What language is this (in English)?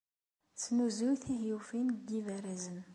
Kabyle